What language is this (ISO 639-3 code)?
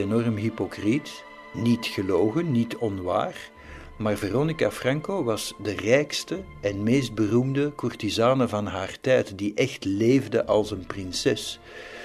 nld